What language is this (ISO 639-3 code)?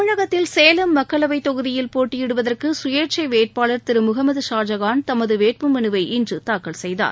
tam